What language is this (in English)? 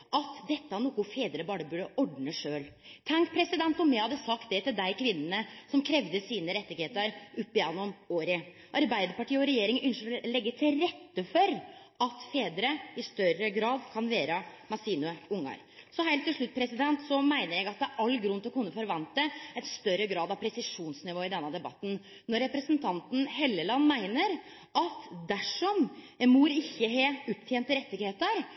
Norwegian Nynorsk